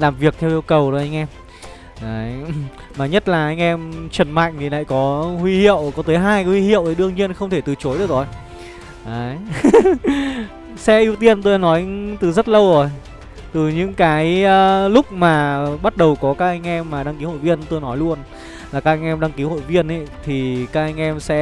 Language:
Vietnamese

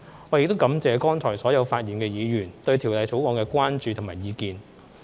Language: Cantonese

